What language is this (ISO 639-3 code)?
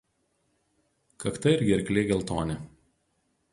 lit